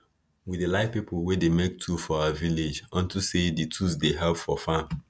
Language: Nigerian Pidgin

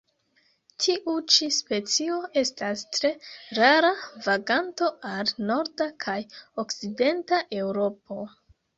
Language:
Esperanto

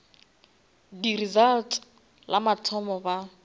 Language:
Northern Sotho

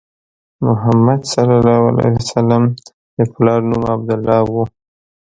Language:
Pashto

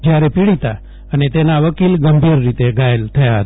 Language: Gujarati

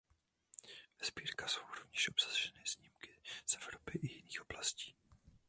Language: Czech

